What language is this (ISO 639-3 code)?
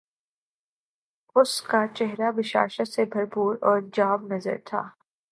urd